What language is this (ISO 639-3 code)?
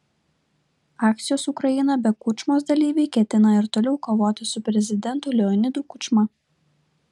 lit